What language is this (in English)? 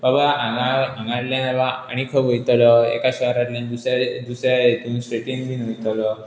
Konkani